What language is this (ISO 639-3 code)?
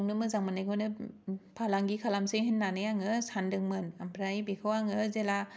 brx